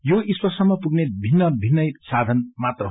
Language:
Nepali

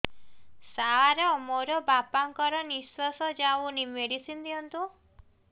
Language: Odia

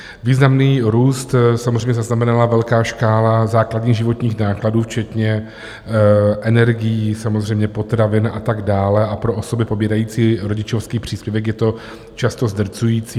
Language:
Czech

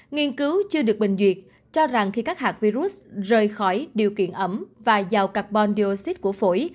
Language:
Vietnamese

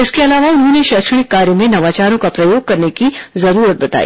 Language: Hindi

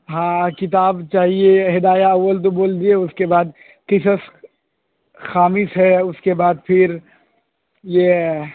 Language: Urdu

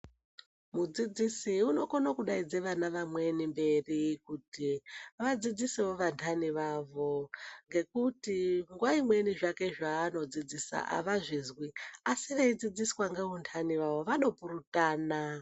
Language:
Ndau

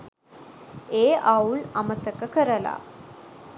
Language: Sinhala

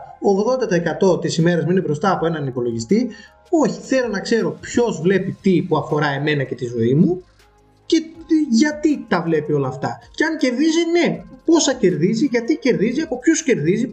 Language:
Greek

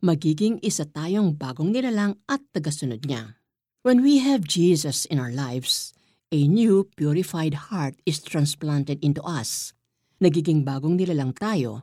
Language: Filipino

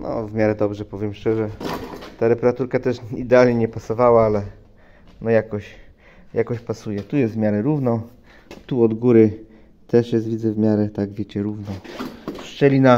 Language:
Polish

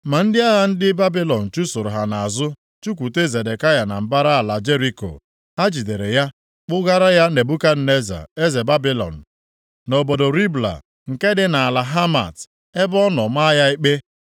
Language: Igbo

